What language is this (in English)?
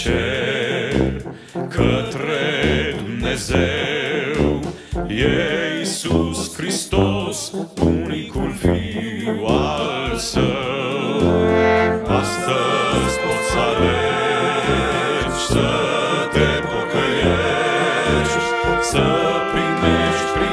Romanian